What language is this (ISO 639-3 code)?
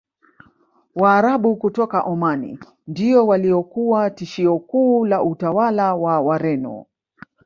swa